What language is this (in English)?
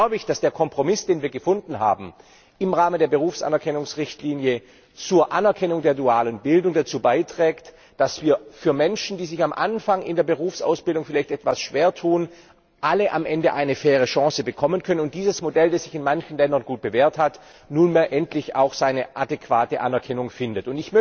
German